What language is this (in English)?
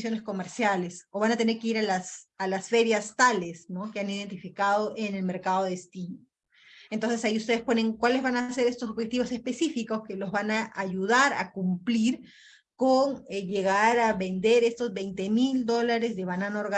Spanish